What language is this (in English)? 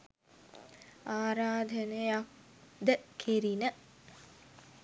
Sinhala